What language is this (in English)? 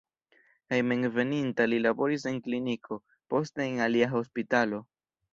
Esperanto